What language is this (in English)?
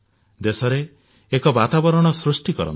Odia